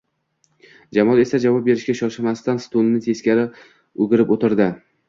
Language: Uzbek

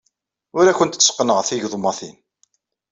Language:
Kabyle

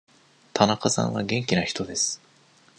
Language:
Japanese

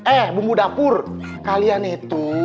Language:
Indonesian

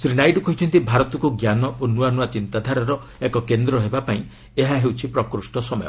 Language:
Odia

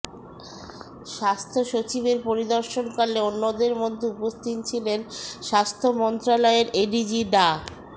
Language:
Bangla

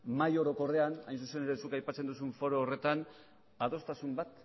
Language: Basque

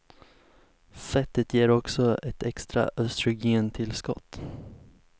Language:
Swedish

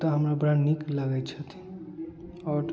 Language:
Maithili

